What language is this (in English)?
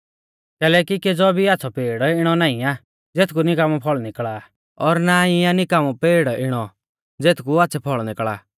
Mahasu Pahari